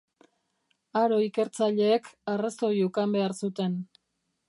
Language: Basque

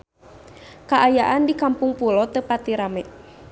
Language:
Sundanese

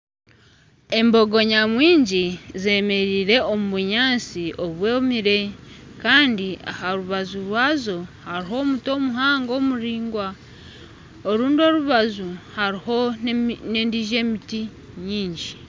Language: Nyankole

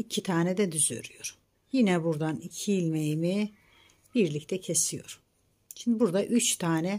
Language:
Turkish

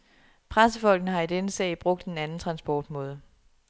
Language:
Danish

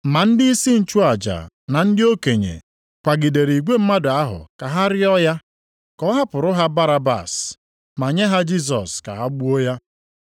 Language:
Igbo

